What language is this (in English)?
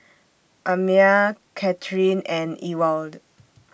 English